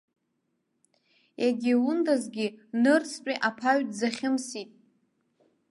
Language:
Abkhazian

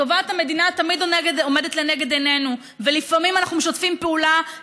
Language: Hebrew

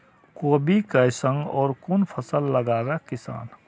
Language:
Maithili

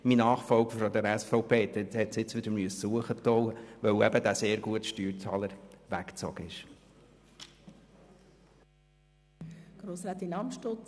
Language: Swiss German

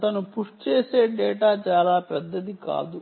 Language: Telugu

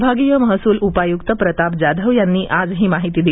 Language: Marathi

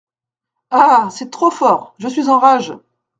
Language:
French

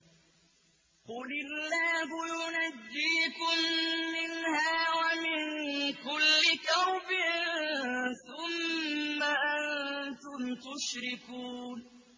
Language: Arabic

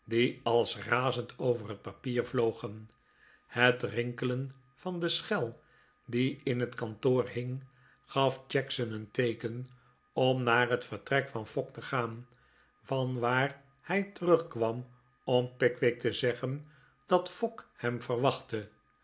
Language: Dutch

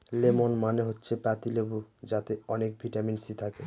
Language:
Bangla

